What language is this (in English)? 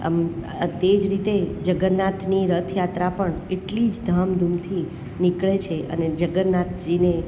Gujarati